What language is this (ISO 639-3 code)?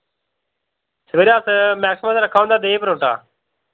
doi